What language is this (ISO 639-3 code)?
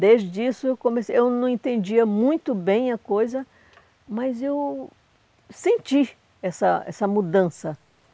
por